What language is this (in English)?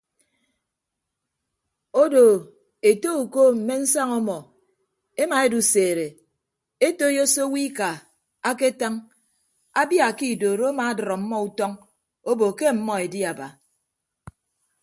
Ibibio